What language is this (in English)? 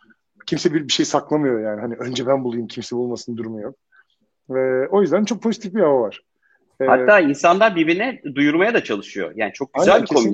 Turkish